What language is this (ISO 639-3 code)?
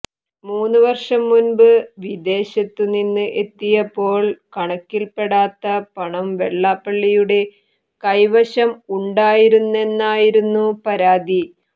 mal